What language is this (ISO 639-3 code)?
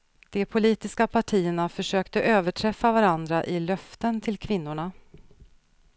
swe